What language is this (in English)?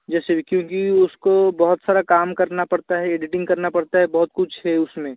Hindi